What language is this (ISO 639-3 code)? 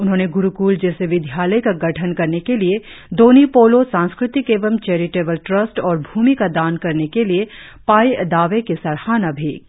hin